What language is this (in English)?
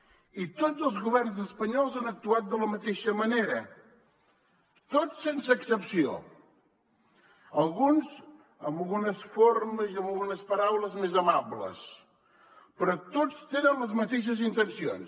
Catalan